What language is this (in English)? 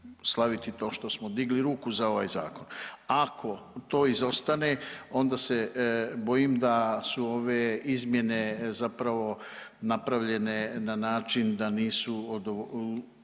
Croatian